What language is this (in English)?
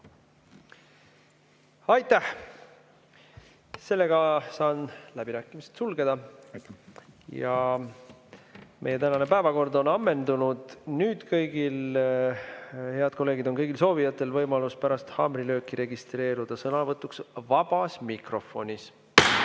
Estonian